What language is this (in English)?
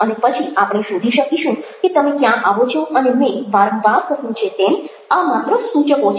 Gujarati